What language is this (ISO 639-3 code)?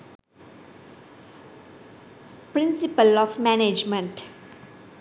sin